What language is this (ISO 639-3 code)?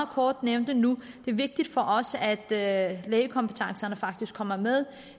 dan